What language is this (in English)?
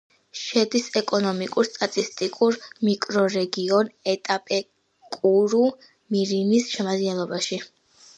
Georgian